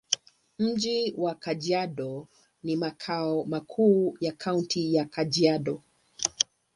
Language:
Swahili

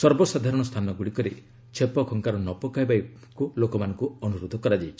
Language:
Odia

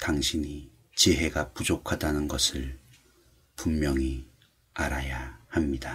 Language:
Korean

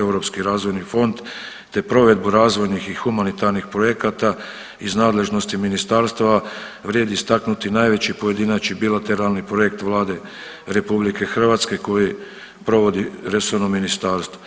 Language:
Croatian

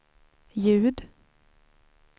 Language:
Swedish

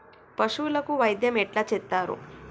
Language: Telugu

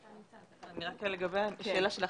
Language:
Hebrew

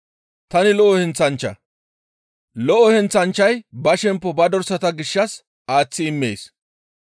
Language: Gamo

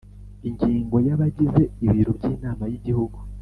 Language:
Kinyarwanda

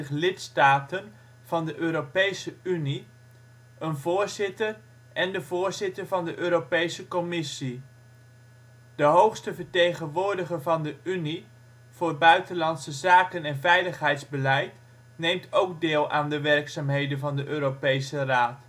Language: Dutch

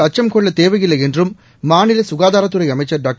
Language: Tamil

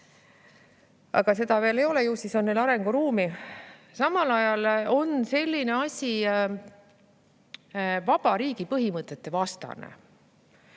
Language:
Estonian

